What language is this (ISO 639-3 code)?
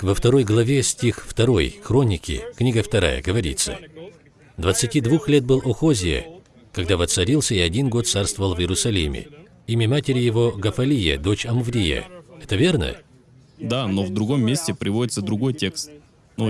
rus